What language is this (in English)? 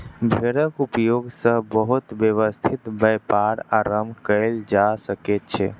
Maithili